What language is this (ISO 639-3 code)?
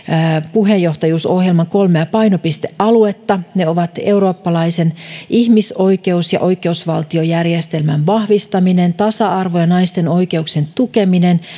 fin